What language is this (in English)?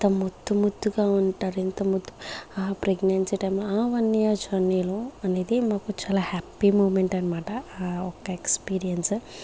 Telugu